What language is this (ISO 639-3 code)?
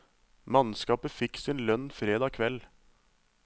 nor